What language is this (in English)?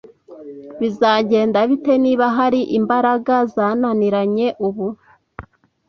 Kinyarwanda